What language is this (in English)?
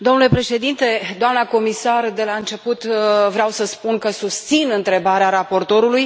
Romanian